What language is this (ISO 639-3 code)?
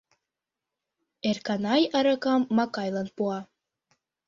chm